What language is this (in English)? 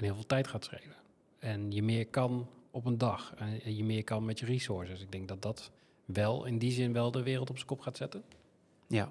Dutch